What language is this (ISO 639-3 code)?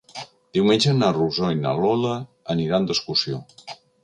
cat